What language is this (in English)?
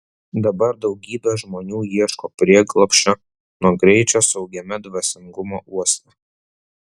Lithuanian